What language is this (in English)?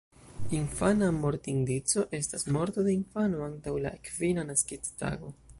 Esperanto